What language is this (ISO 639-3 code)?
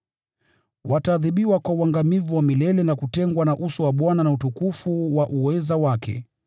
swa